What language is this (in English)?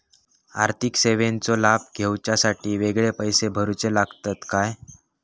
Marathi